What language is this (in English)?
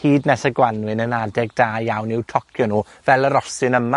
Welsh